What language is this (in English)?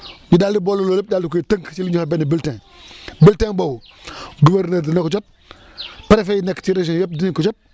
Wolof